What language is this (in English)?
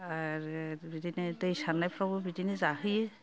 Bodo